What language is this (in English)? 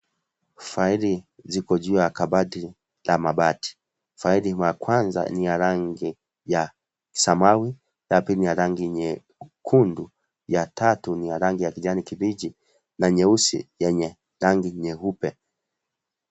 Swahili